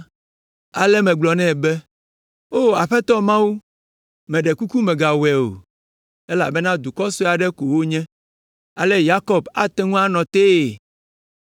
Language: Ewe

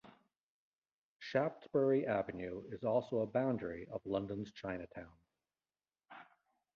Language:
English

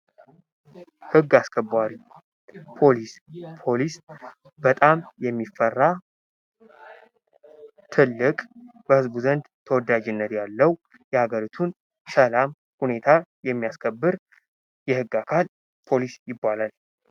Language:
Amharic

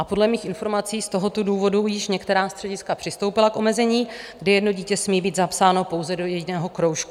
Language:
Czech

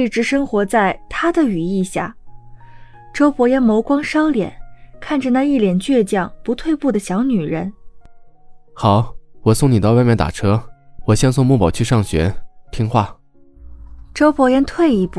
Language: Chinese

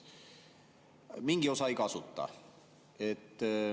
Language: Estonian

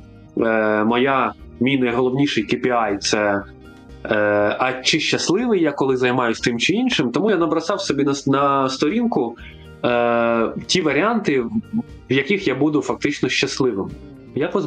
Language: Ukrainian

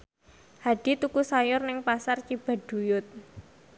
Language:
Javanese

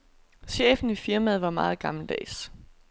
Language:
Danish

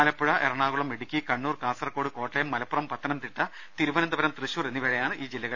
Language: Malayalam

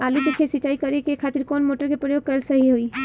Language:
Bhojpuri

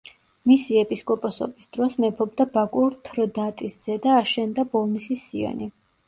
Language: Georgian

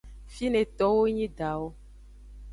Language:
Aja (Benin)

